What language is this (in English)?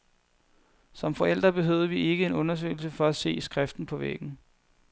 Danish